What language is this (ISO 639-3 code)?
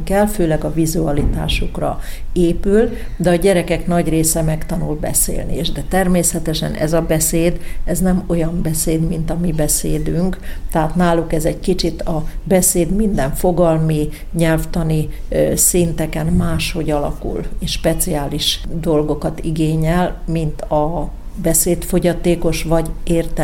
hun